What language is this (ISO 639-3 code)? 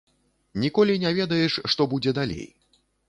bel